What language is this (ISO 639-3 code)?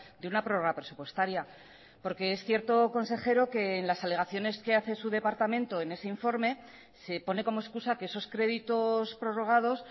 spa